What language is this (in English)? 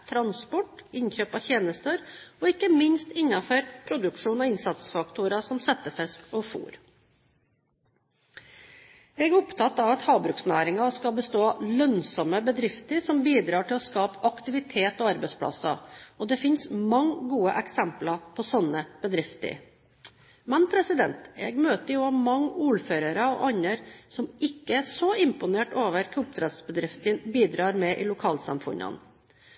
Norwegian Bokmål